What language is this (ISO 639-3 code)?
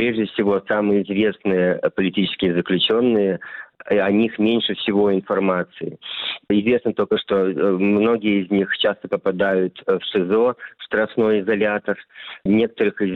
rus